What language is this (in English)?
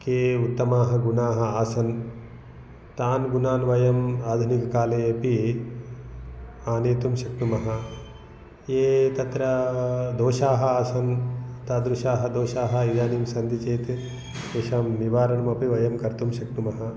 Sanskrit